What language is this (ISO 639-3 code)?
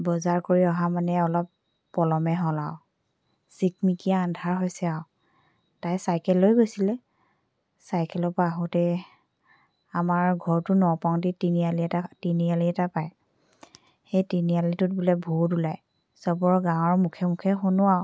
asm